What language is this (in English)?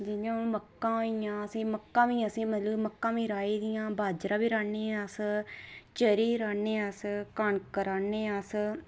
Dogri